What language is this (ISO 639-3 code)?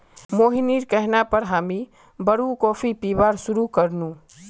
mag